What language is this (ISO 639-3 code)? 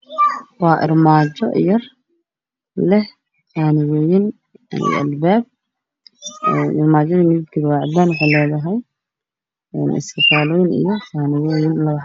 som